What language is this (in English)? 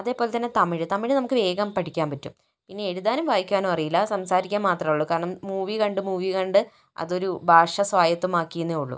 Malayalam